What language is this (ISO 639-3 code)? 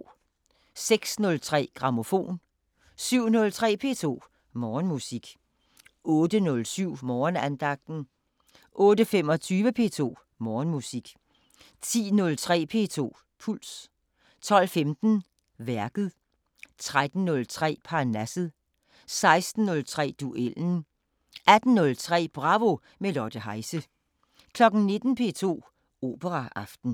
dan